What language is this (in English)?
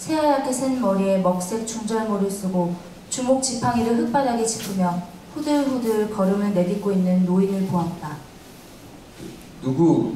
Korean